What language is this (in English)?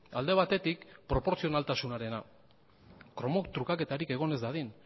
Basque